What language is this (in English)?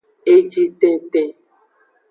Aja (Benin)